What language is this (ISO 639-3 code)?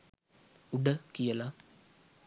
sin